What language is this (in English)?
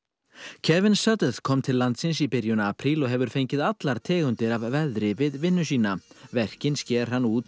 Icelandic